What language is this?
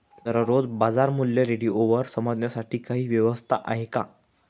Marathi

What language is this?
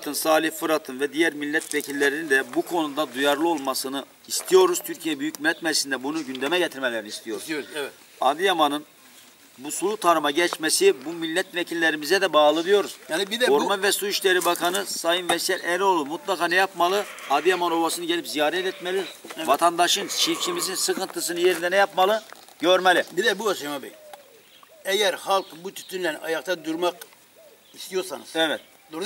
Turkish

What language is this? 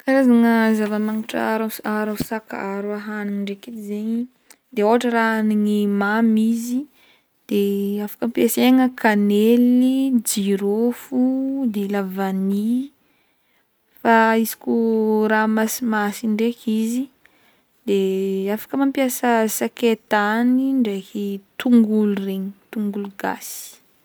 Northern Betsimisaraka Malagasy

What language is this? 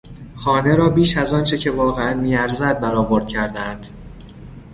Persian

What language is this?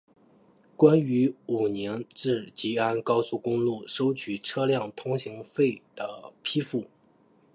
Chinese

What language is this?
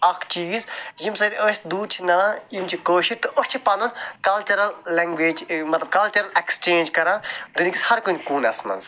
Kashmiri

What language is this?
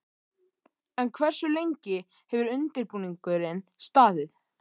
Icelandic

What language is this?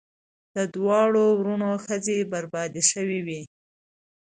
Pashto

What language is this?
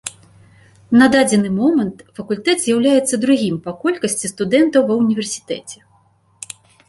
Belarusian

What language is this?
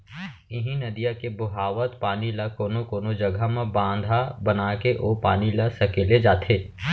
Chhattisgarhi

